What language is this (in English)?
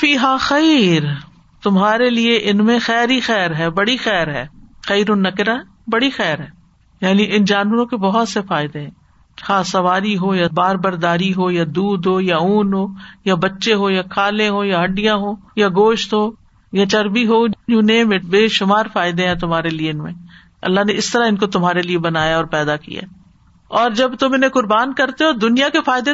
Urdu